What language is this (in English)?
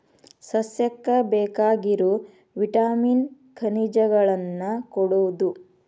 Kannada